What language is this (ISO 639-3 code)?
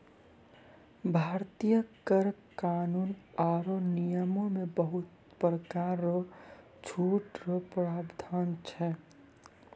mai